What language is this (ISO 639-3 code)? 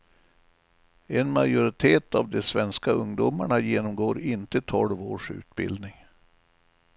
swe